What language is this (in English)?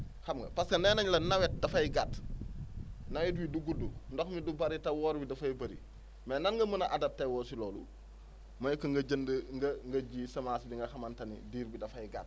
Wolof